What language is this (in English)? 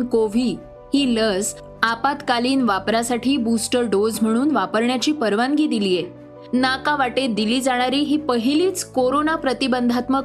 Marathi